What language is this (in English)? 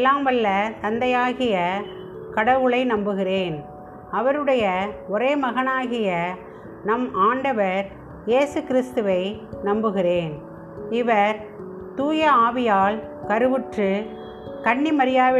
Tamil